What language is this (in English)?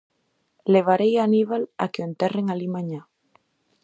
Galician